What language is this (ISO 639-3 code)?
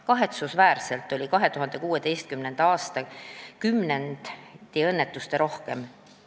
est